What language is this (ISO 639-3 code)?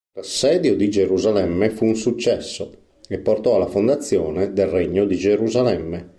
ita